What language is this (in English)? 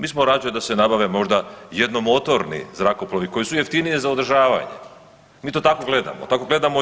Croatian